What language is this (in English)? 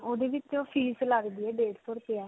Punjabi